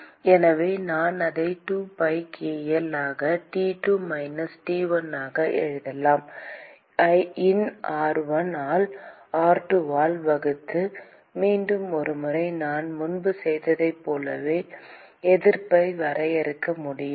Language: Tamil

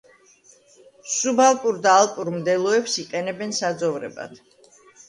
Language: Georgian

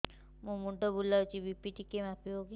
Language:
Odia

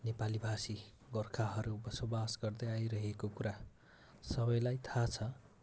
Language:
Nepali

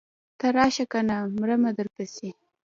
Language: Pashto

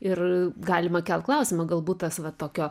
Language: Lithuanian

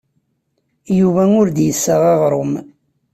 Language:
Kabyle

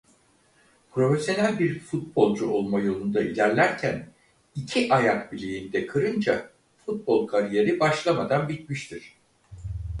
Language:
Turkish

